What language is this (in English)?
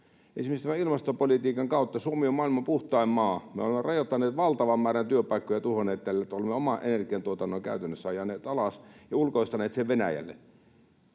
Finnish